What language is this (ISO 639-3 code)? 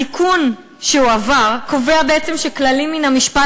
heb